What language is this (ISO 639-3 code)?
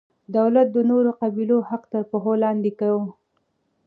pus